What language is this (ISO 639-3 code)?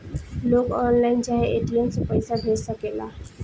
bho